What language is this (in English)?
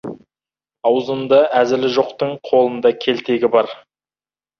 Kazakh